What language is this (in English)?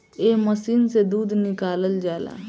Bhojpuri